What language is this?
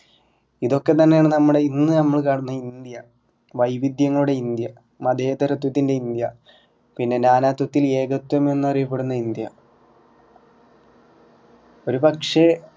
Malayalam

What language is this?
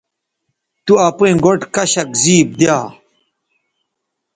Bateri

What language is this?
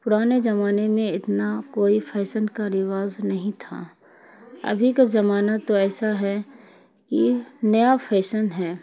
Urdu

